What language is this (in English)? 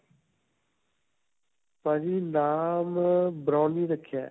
Punjabi